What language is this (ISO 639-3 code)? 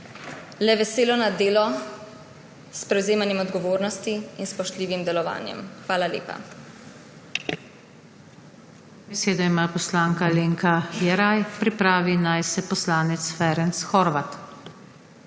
slv